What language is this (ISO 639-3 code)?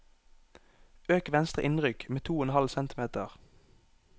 nor